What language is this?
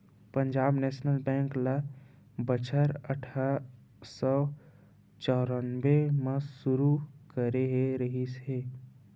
Chhattisgarhi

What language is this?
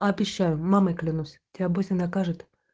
Russian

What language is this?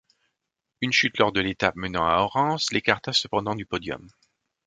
French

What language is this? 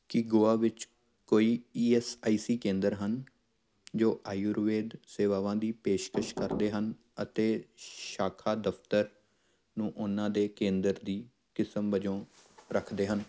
Punjabi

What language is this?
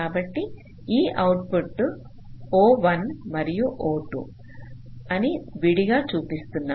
Telugu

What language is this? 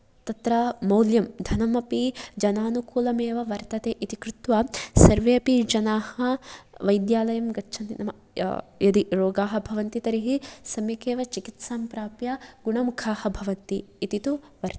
Sanskrit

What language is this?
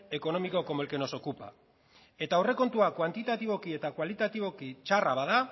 Basque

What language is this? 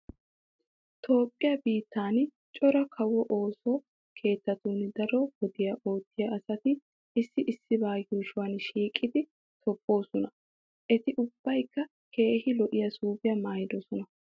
Wolaytta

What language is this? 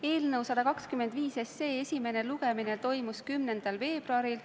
Estonian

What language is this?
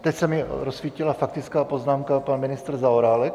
Czech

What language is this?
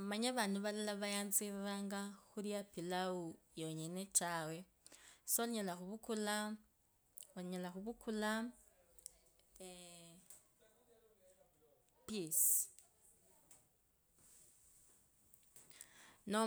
Kabras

